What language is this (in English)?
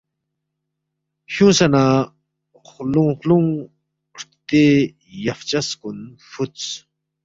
Balti